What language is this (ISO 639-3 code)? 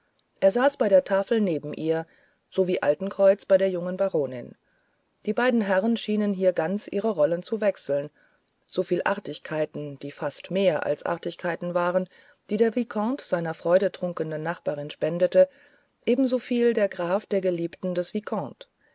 deu